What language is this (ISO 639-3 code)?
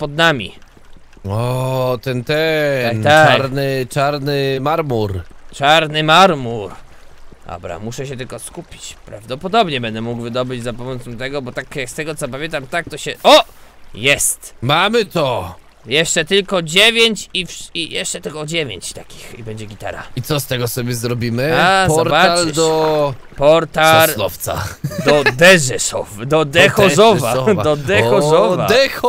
pol